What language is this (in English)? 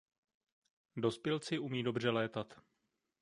Czech